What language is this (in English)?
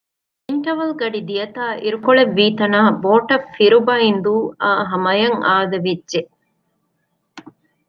Divehi